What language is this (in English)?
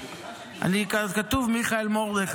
Hebrew